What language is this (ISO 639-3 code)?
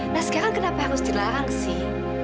ind